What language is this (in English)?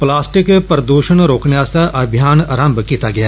Dogri